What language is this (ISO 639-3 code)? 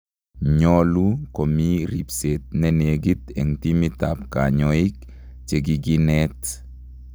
kln